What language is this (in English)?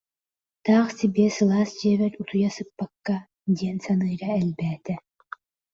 Yakut